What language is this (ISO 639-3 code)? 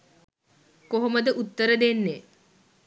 sin